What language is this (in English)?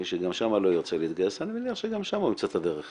Hebrew